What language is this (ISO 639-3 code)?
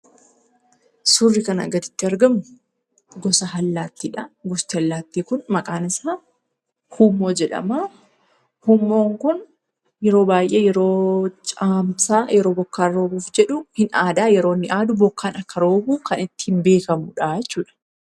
orm